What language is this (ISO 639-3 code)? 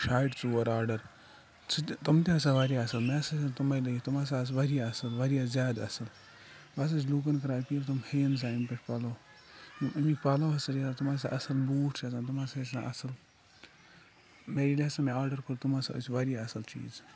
kas